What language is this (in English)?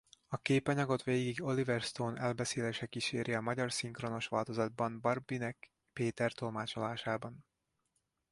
Hungarian